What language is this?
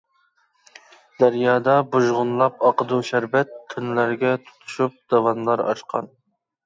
Uyghur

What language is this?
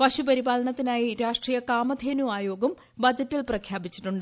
Malayalam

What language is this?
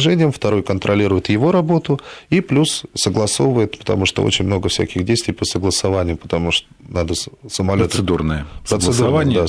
Russian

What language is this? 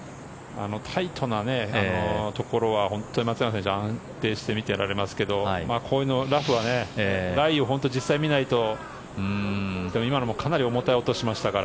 Japanese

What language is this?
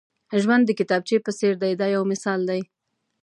Pashto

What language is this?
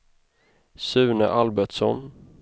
Swedish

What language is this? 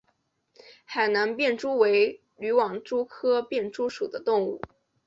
Chinese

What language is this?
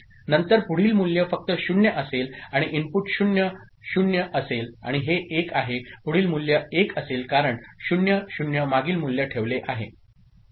Marathi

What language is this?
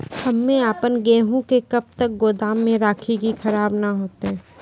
Maithili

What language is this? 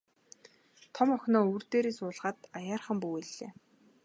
Mongolian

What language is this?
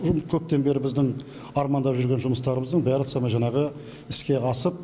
Kazakh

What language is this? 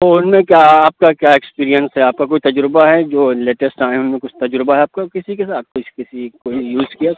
Urdu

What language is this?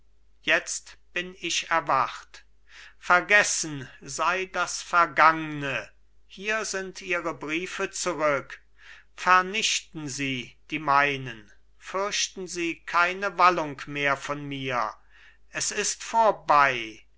German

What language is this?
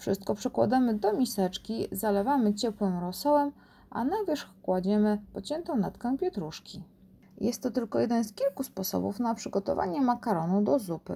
Polish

